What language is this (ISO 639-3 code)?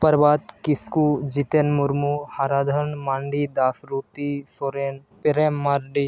sat